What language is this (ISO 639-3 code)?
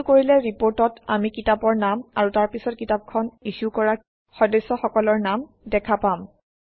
asm